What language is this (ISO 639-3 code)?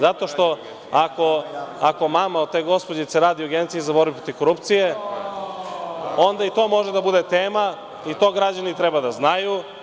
srp